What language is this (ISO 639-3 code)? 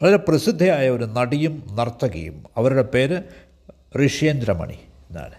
mal